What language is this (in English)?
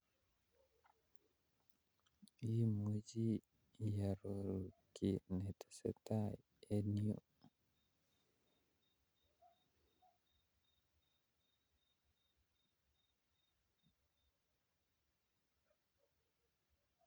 Kalenjin